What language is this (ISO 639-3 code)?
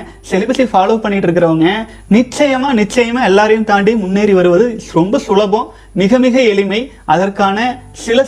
tam